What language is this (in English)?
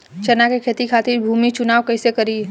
Bhojpuri